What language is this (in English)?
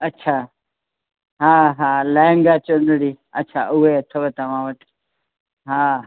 Sindhi